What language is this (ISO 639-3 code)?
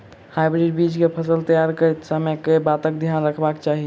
mai